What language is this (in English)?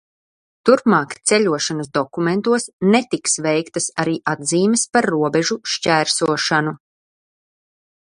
Latvian